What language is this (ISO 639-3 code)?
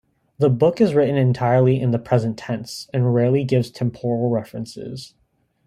eng